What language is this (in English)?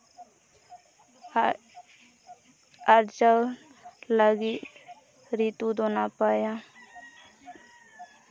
Santali